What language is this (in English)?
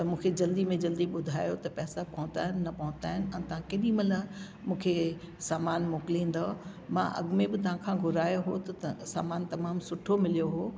Sindhi